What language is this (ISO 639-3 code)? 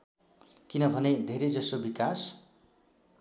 nep